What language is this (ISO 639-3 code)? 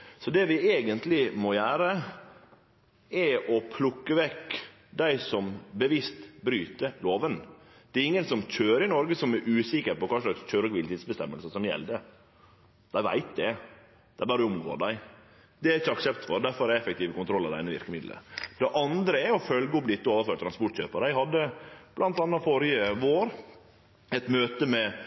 nno